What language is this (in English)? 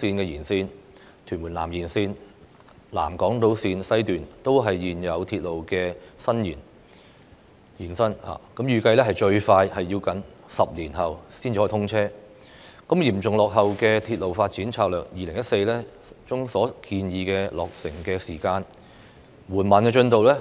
Cantonese